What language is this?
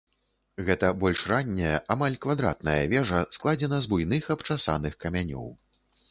Belarusian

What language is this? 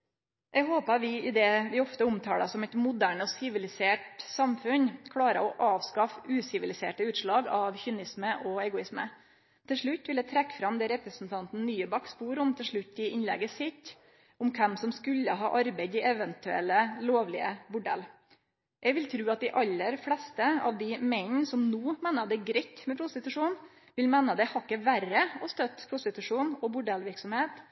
Norwegian Nynorsk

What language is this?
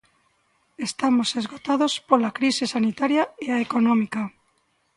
Galician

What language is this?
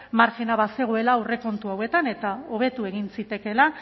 Basque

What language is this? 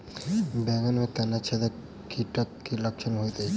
Maithili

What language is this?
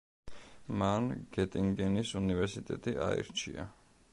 Georgian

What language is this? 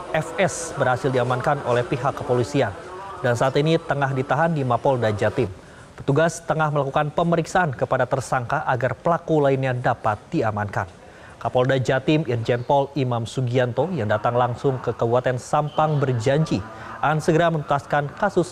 Indonesian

